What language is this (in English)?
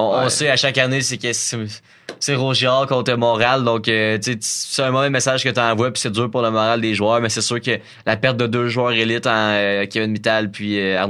French